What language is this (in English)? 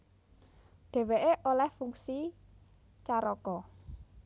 Javanese